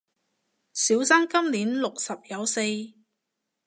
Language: Cantonese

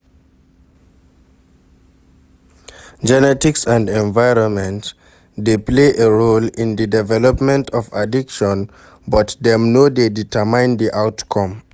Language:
Nigerian Pidgin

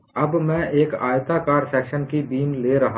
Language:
Hindi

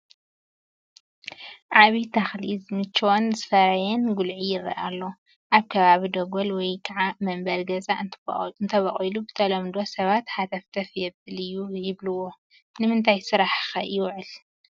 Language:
Tigrinya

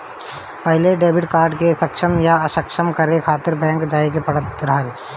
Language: Bhojpuri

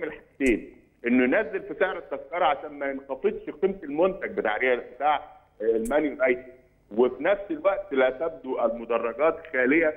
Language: Arabic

